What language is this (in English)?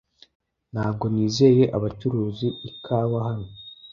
Kinyarwanda